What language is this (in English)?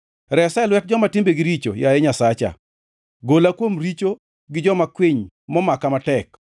Luo (Kenya and Tanzania)